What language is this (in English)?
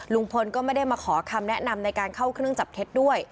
Thai